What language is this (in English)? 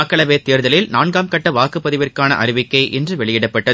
Tamil